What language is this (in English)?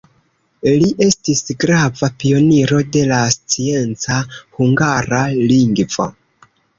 Esperanto